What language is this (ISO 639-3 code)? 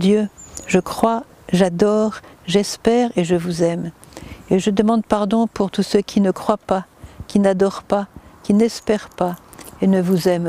fra